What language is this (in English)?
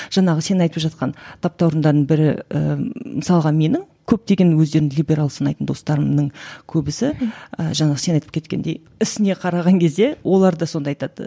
Kazakh